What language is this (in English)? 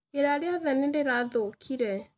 Kikuyu